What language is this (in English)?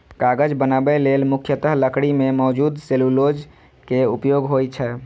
Maithili